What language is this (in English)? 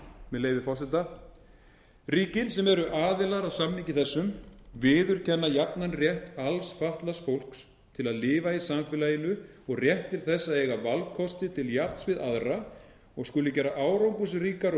Icelandic